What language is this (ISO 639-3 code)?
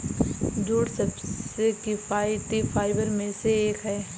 hin